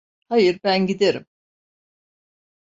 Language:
Turkish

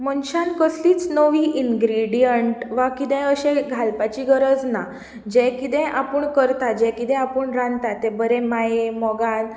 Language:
Konkani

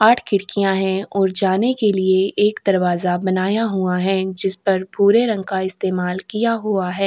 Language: Hindi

